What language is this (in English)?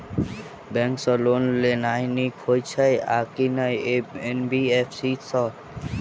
Maithili